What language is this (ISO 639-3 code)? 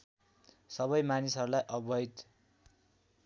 nep